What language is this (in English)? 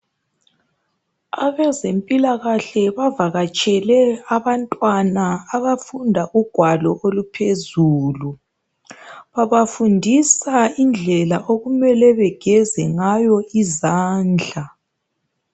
North Ndebele